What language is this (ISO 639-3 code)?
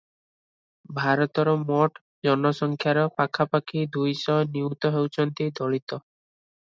ori